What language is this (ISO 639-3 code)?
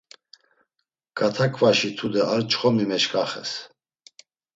lzz